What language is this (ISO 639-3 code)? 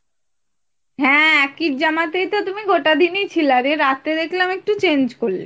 ben